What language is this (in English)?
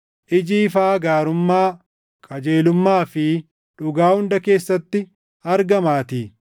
Oromo